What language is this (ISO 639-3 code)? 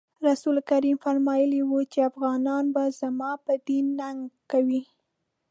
pus